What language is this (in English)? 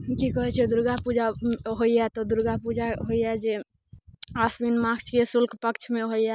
Maithili